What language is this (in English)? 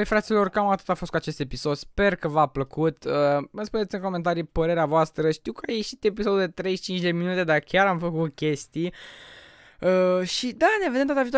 Romanian